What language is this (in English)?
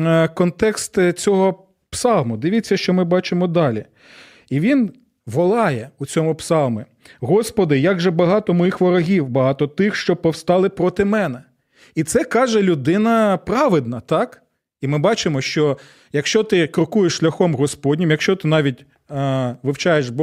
Ukrainian